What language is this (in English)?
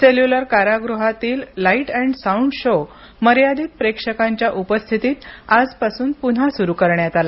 Marathi